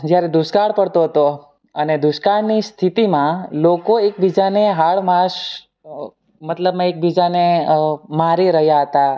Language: Gujarati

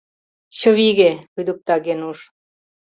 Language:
Mari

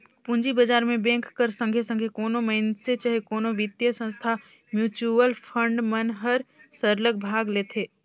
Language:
Chhattisgarhi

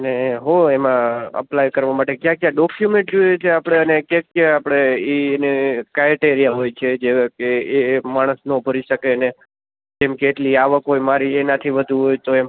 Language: Gujarati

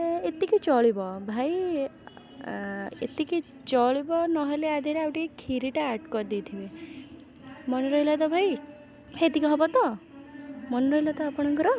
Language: Odia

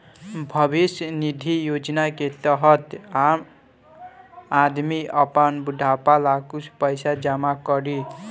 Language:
Bhojpuri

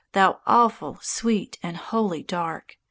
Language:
English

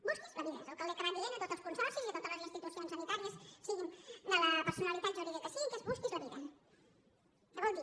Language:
Catalan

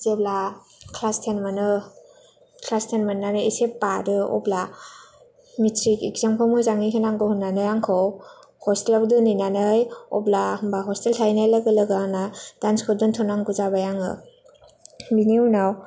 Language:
Bodo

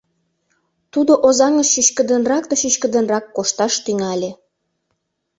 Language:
Mari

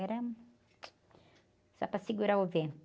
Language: Portuguese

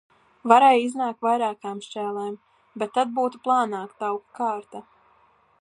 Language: Latvian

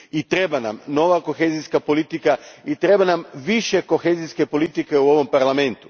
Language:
Croatian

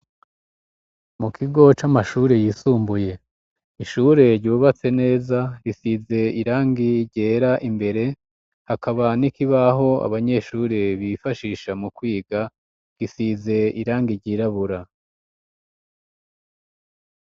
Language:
Rundi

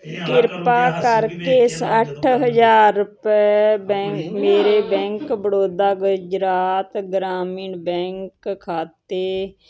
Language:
Punjabi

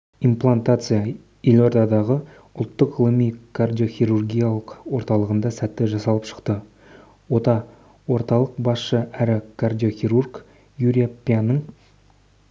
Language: Kazakh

